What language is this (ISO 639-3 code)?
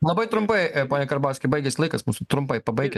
lit